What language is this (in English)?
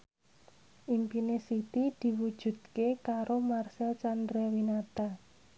Javanese